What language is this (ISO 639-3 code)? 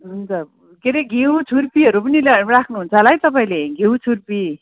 nep